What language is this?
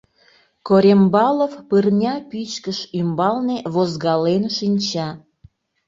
Mari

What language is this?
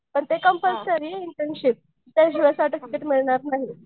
Marathi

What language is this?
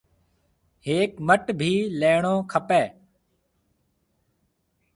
Marwari (Pakistan)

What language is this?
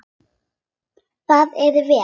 Icelandic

